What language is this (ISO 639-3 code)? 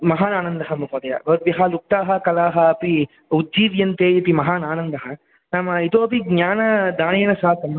san